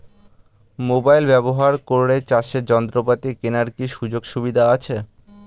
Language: Bangla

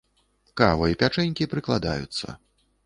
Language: Belarusian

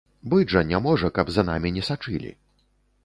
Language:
Belarusian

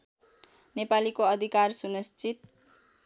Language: Nepali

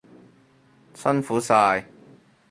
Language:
Cantonese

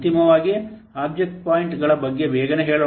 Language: Kannada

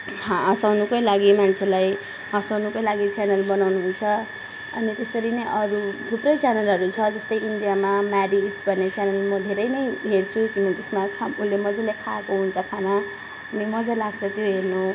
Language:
Nepali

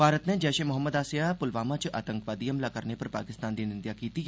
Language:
Dogri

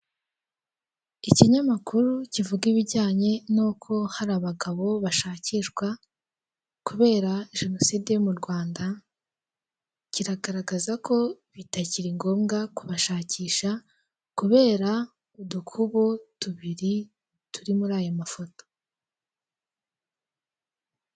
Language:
Kinyarwanda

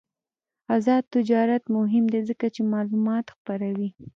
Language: Pashto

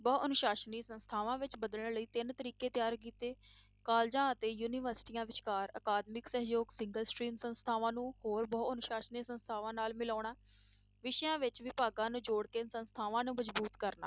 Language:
Punjabi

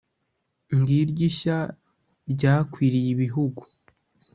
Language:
Kinyarwanda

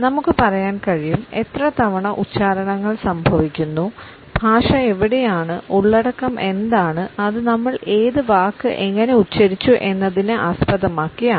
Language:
Malayalam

